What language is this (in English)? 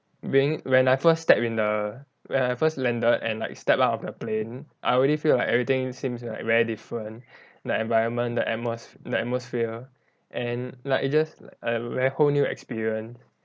English